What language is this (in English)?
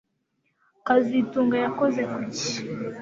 Kinyarwanda